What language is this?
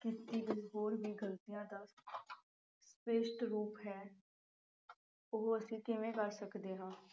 Punjabi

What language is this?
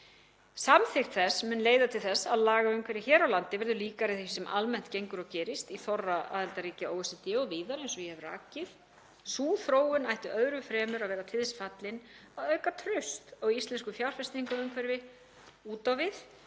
Icelandic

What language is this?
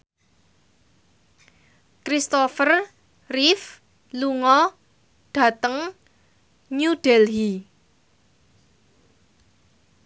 Javanese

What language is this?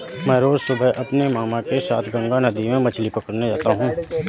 Hindi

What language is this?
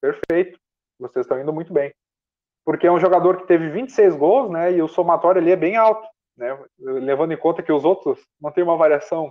Portuguese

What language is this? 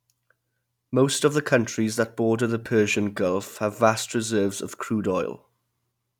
English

